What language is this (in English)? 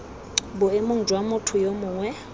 Tswana